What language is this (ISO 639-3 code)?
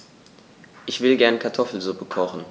deu